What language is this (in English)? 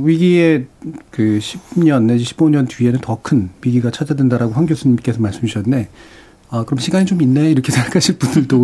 Korean